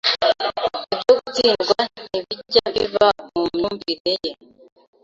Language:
Kinyarwanda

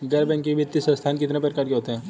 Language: Hindi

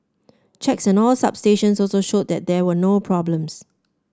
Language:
English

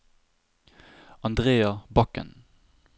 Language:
Norwegian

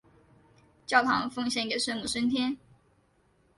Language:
Chinese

